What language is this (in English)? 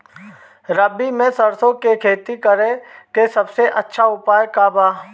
Bhojpuri